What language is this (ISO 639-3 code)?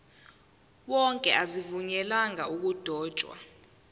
zul